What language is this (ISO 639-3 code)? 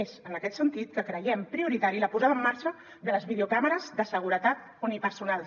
cat